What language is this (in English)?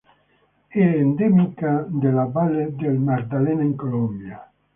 Italian